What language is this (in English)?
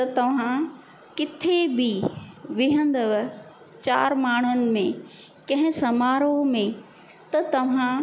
Sindhi